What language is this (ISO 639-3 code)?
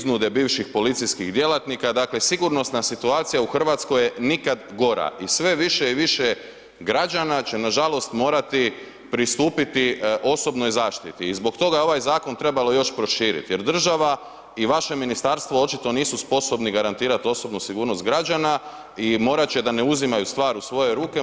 hrv